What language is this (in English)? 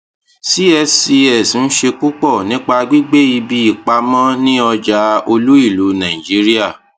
Yoruba